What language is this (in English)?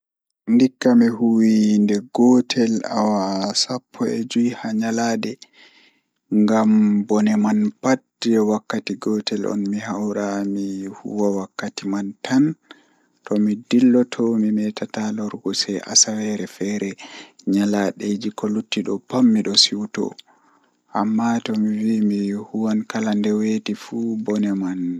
Fula